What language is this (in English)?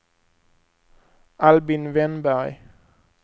Swedish